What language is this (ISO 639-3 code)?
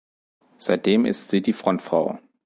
deu